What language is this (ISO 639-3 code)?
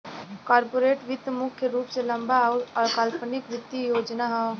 bho